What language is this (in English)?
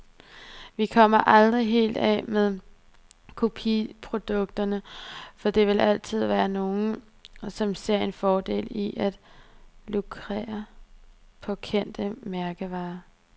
Danish